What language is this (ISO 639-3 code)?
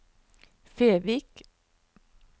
nor